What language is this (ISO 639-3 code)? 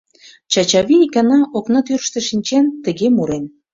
chm